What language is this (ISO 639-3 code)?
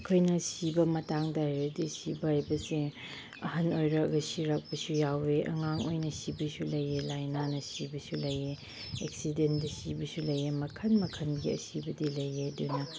mni